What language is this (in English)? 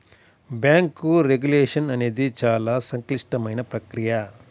Telugu